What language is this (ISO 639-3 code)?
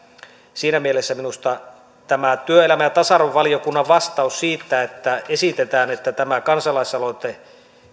fin